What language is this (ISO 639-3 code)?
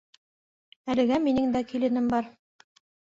bak